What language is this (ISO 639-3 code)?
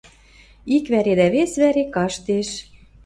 mrj